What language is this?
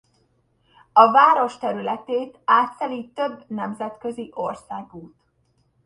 Hungarian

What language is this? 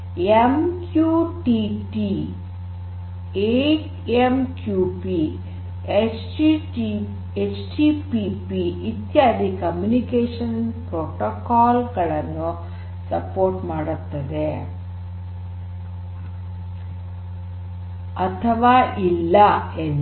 Kannada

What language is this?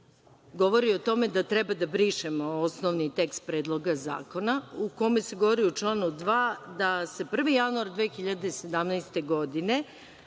Serbian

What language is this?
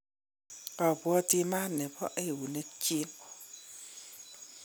Kalenjin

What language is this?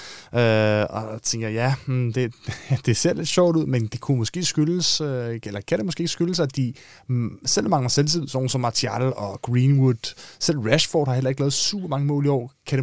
Danish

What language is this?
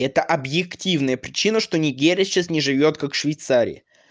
Russian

